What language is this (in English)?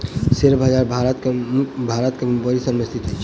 Maithili